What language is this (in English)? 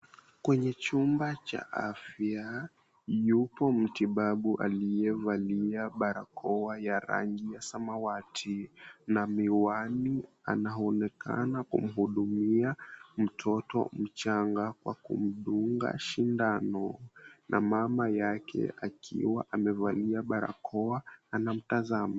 Swahili